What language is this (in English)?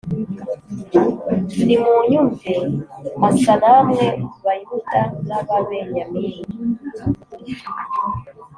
Kinyarwanda